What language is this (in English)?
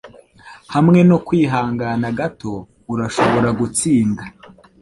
Kinyarwanda